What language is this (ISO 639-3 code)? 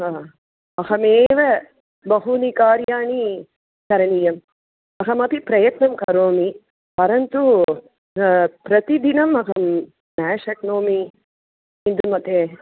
san